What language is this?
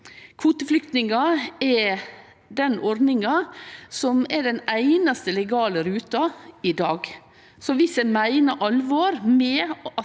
Norwegian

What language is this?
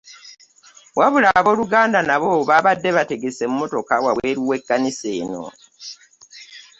Ganda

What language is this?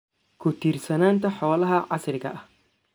Somali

